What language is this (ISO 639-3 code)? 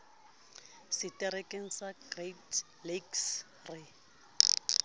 sot